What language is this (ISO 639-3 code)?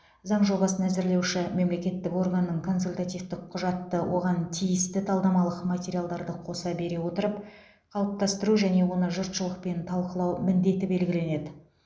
kaz